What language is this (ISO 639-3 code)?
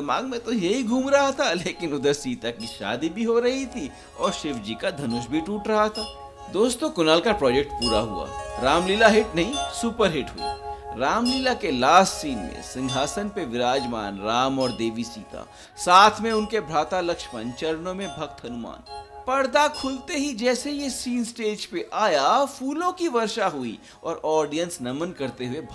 hin